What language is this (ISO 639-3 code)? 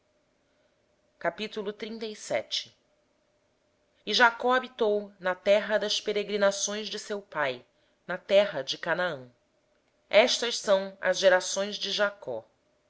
por